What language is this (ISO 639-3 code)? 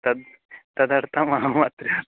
san